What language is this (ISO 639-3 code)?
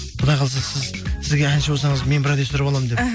kaz